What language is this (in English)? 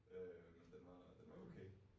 Danish